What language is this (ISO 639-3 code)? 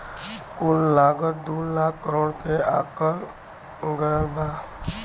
bho